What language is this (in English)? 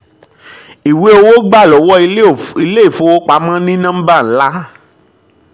Yoruba